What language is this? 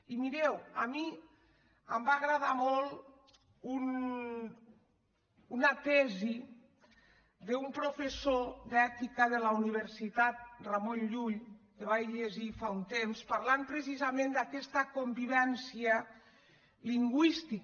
Catalan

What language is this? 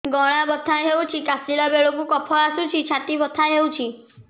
Odia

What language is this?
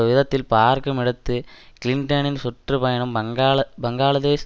Tamil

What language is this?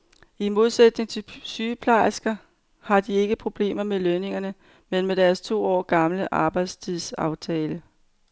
Danish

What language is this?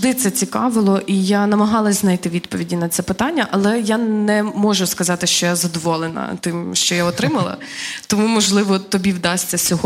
Ukrainian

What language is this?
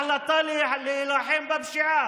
Hebrew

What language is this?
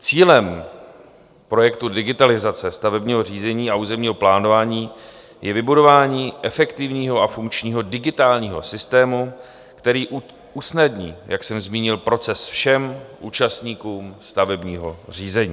Czech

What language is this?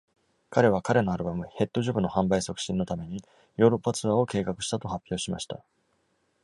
Japanese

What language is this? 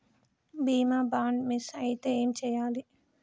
Telugu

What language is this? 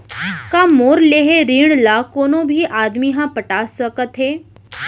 Chhattisgarhi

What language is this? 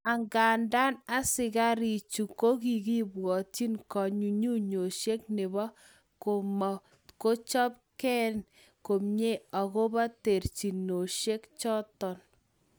Kalenjin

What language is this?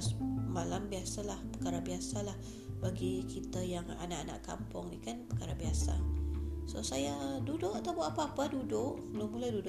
Malay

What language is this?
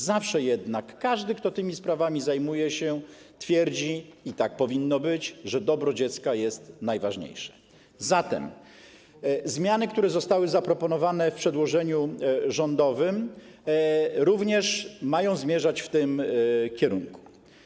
Polish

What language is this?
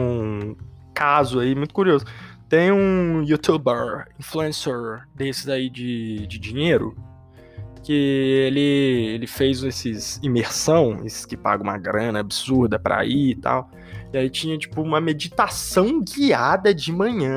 Portuguese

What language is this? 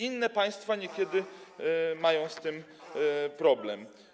Polish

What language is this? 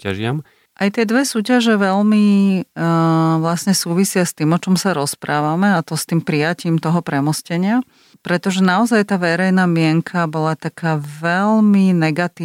Slovak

